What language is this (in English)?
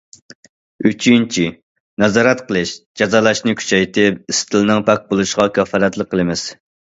Uyghur